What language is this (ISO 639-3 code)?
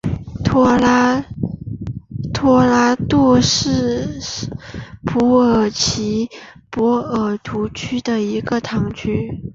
zho